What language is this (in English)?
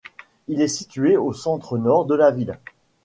French